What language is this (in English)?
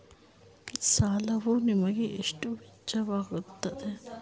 Kannada